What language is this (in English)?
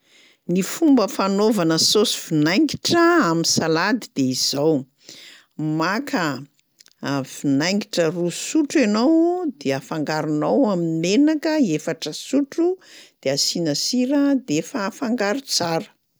Malagasy